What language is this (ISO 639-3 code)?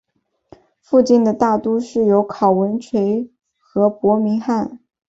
zho